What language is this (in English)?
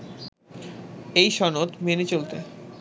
Bangla